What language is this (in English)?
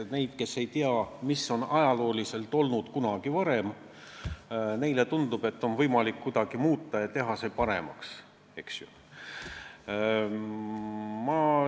Estonian